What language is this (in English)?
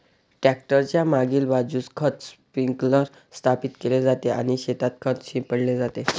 Marathi